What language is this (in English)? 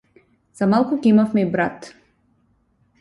Macedonian